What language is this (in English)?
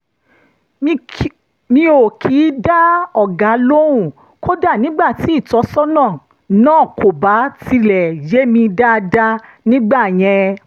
Yoruba